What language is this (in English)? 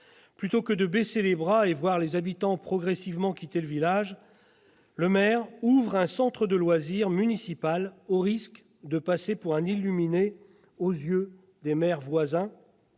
French